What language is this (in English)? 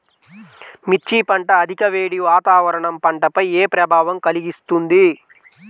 Telugu